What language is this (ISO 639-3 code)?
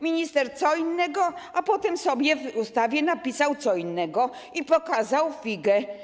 pol